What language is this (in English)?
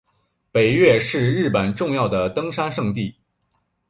Chinese